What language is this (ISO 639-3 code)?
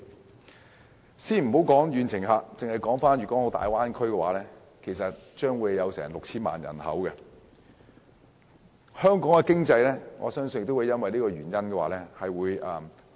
yue